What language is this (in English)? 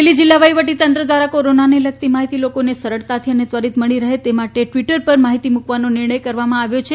Gujarati